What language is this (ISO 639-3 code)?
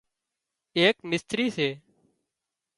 kxp